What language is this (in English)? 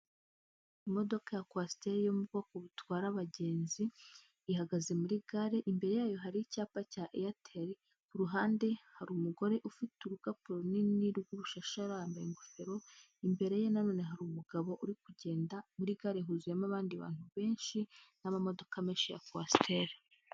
Kinyarwanda